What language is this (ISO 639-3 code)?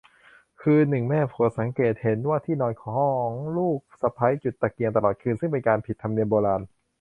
tha